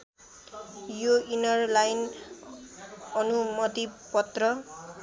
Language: Nepali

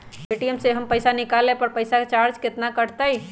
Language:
Magahi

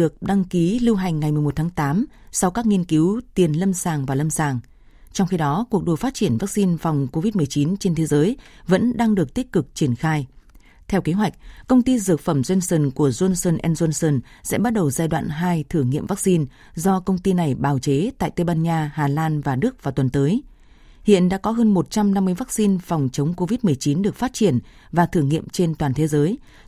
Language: Vietnamese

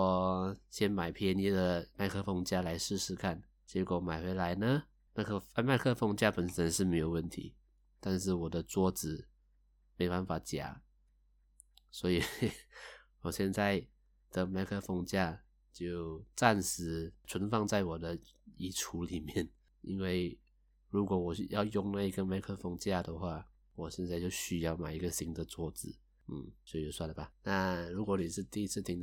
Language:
Chinese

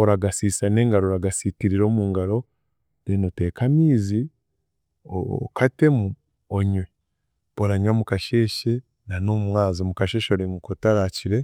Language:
Chiga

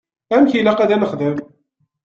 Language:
Kabyle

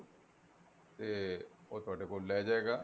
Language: Punjabi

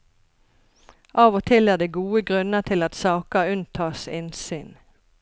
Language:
Norwegian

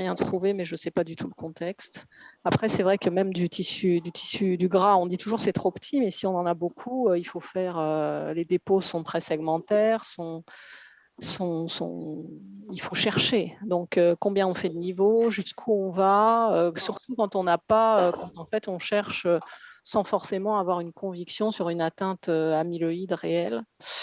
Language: French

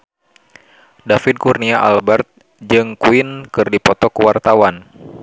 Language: Sundanese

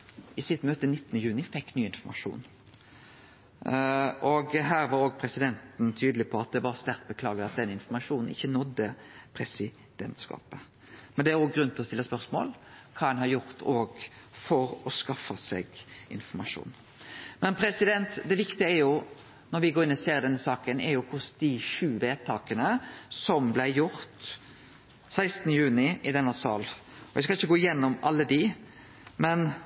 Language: Norwegian Nynorsk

